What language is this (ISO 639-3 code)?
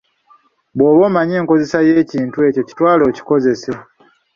lug